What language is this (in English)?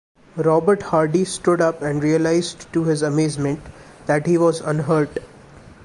English